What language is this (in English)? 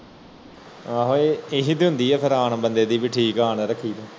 Punjabi